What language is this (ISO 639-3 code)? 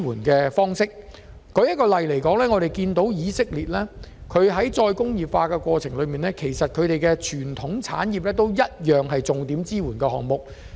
yue